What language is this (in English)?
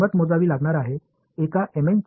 Tamil